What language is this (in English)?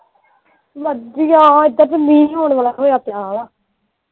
Punjabi